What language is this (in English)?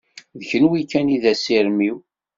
Kabyle